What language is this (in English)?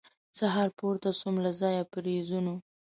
Pashto